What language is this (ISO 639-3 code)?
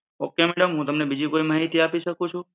guj